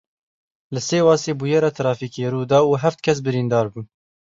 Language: Kurdish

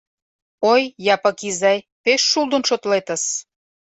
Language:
Mari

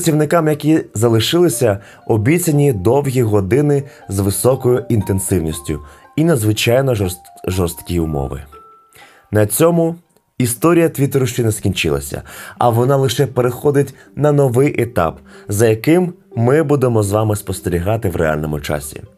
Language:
Ukrainian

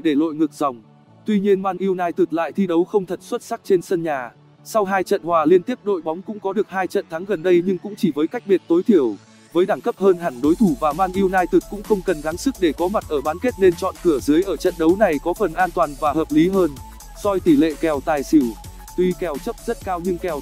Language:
Vietnamese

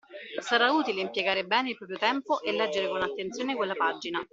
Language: Italian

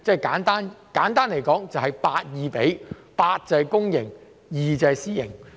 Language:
Cantonese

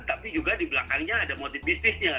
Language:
Indonesian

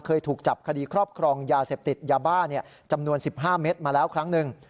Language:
Thai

